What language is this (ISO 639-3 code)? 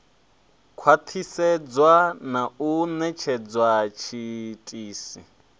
ven